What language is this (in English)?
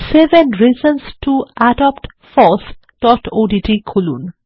Bangla